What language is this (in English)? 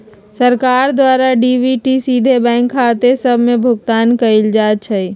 Magahi